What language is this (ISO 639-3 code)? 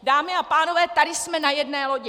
ces